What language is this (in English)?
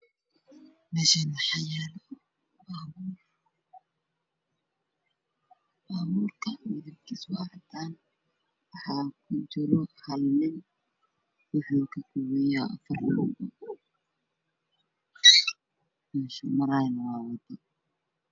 Somali